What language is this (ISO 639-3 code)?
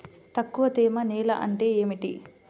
tel